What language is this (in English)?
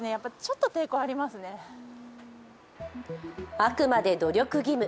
Japanese